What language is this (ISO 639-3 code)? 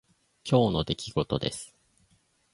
jpn